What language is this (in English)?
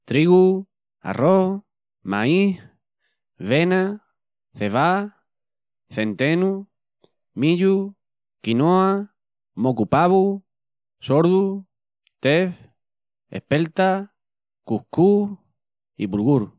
Extremaduran